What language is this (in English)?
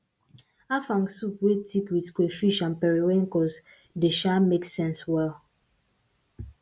Nigerian Pidgin